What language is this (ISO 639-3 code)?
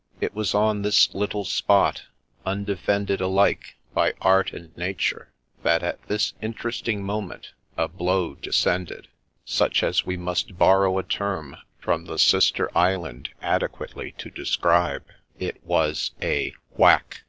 eng